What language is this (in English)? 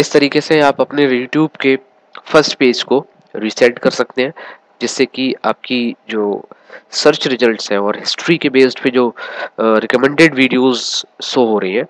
Hindi